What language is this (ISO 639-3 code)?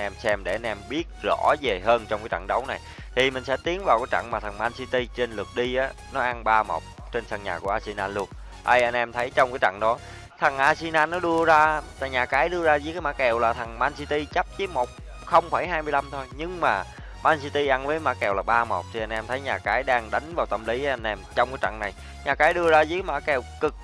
vie